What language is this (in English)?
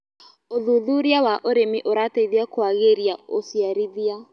Kikuyu